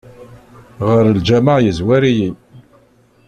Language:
Kabyle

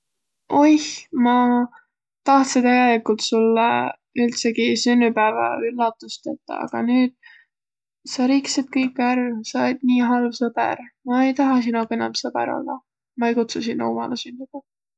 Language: Võro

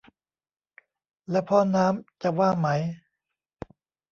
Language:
Thai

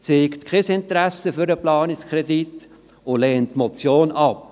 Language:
Swiss German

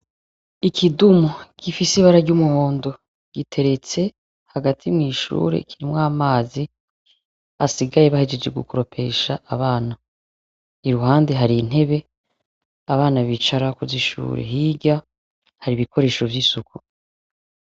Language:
Rundi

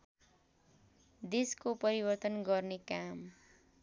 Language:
Nepali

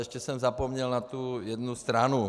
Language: Czech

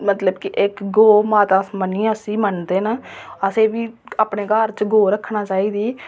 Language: Dogri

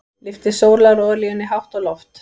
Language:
Icelandic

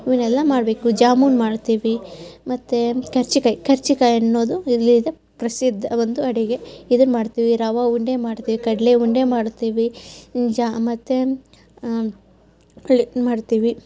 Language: Kannada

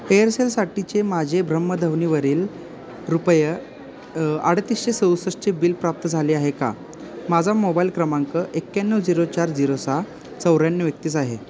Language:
Marathi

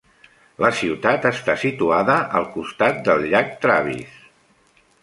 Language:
Catalan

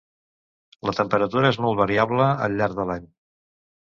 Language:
Catalan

